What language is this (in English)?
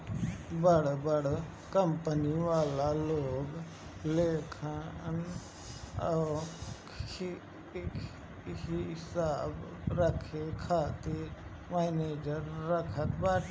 Bhojpuri